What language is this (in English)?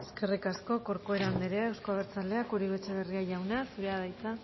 Basque